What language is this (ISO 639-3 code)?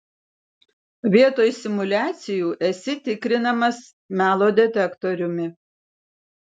lit